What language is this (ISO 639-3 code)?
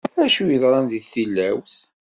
kab